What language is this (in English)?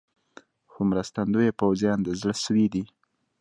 Pashto